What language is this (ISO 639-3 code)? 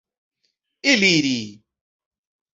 epo